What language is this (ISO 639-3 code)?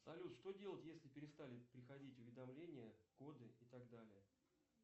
rus